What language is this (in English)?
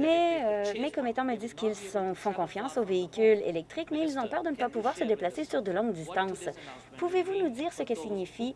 French